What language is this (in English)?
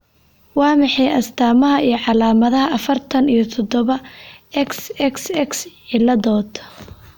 Somali